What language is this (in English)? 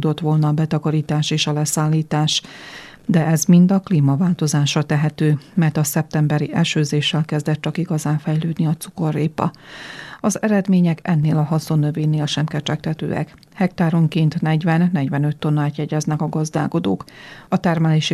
Hungarian